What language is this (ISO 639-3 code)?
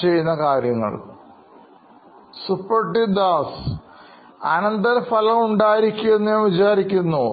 mal